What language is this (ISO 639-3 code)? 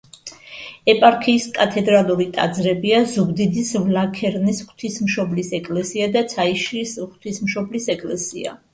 kat